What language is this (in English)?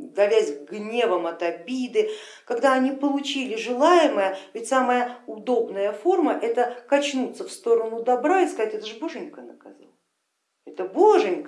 Russian